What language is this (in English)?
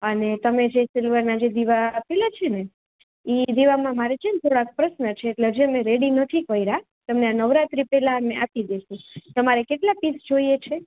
Gujarati